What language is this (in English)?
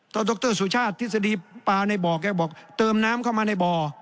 Thai